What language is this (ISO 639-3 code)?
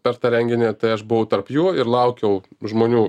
lit